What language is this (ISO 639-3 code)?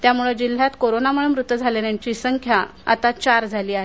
mar